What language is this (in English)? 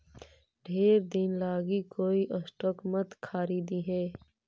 Magahi